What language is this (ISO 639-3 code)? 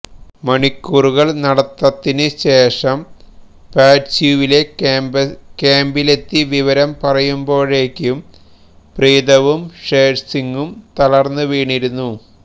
mal